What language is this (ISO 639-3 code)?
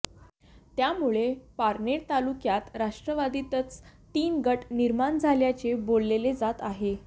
mar